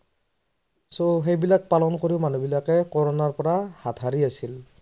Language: Assamese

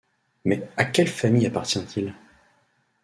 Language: French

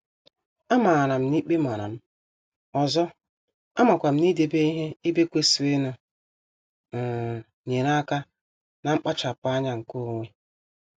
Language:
Igbo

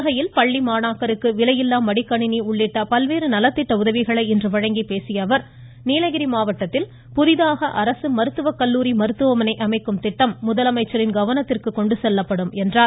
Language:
Tamil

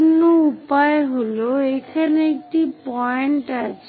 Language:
Bangla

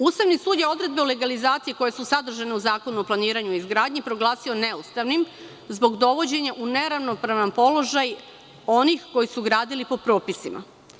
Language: Serbian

